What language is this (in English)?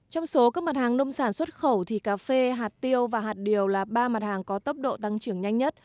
Vietnamese